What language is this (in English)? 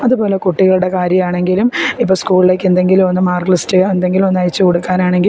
Malayalam